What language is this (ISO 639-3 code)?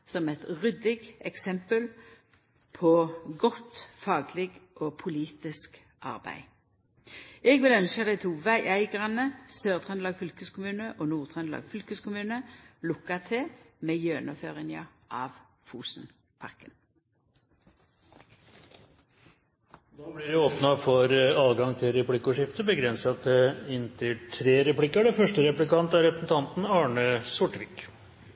nor